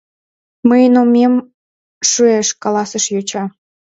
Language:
Mari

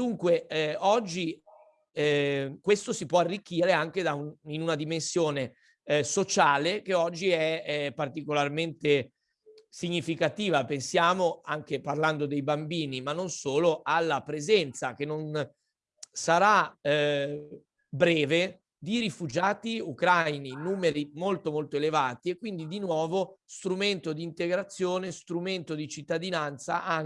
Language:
Italian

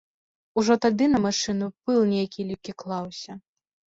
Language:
Belarusian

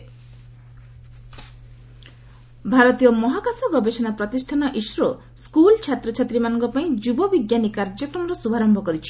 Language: Odia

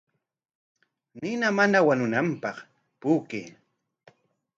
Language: Corongo Ancash Quechua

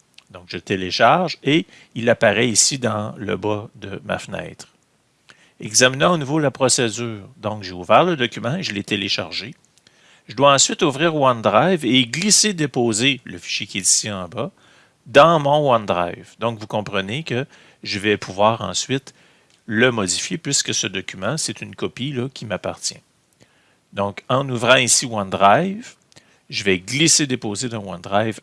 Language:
French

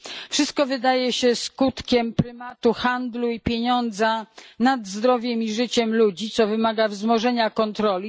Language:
Polish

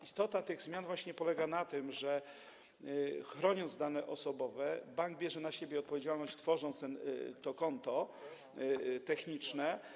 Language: Polish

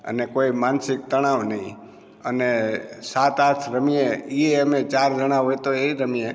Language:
Gujarati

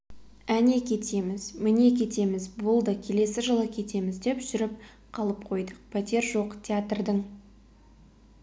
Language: Kazakh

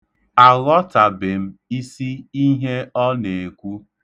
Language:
Igbo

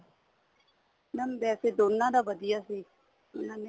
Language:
Punjabi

